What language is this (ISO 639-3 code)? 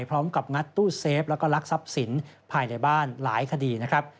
tha